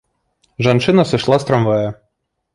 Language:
Belarusian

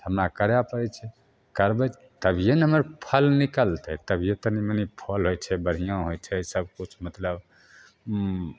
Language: Maithili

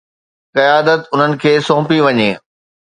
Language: Sindhi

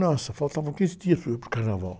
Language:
Portuguese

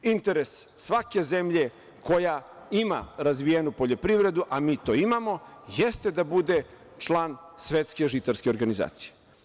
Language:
Serbian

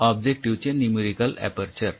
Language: Marathi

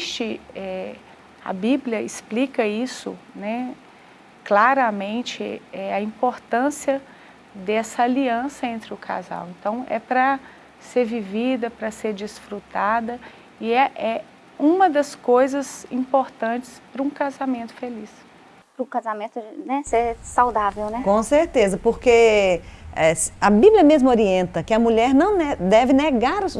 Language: Portuguese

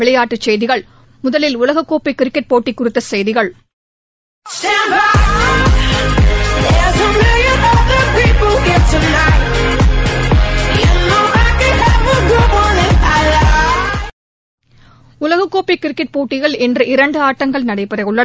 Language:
Tamil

